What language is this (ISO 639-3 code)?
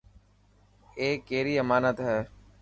mki